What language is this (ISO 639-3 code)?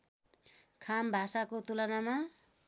nep